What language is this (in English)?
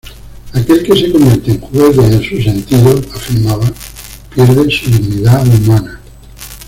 Spanish